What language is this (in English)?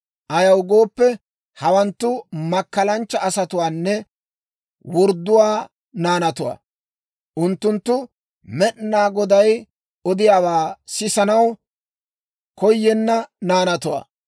Dawro